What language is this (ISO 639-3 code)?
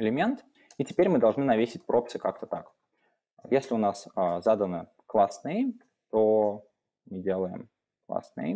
rus